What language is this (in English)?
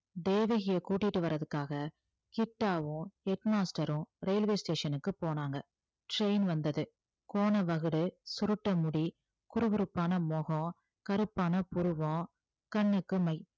Tamil